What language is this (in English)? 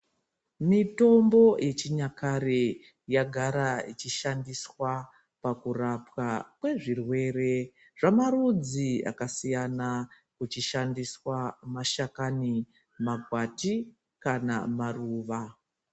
Ndau